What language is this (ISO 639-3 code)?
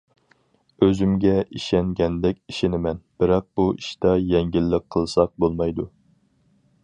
uig